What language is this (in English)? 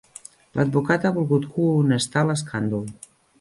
Catalan